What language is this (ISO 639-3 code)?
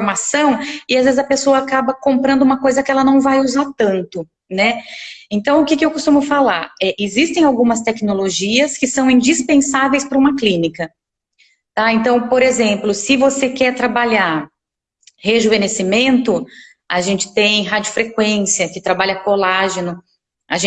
por